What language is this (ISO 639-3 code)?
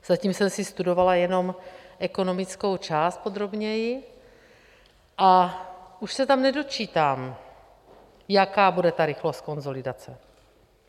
ces